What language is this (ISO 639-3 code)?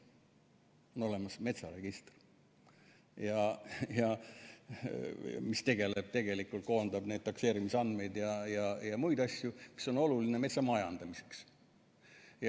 est